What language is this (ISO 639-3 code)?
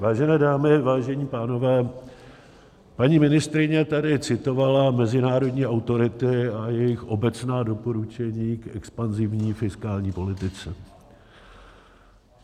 ces